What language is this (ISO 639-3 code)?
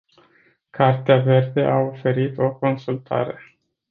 ron